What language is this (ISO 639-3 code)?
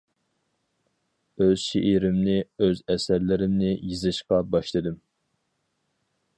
uig